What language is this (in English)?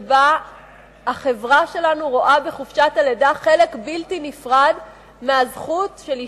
Hebrew